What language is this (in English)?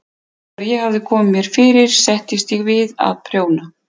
Icelandic